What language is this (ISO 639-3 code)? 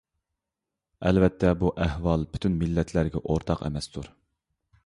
uig